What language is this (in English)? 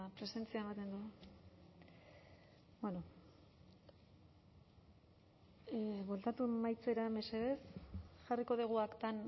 Basque